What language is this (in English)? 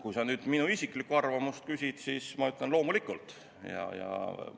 Estonian